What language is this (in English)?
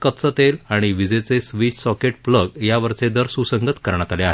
Marathi